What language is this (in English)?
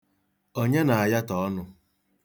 Igbo